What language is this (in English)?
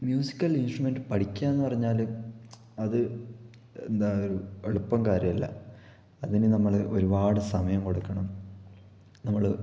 Malayalam